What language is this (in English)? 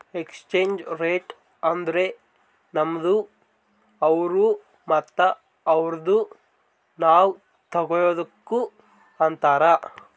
Kannada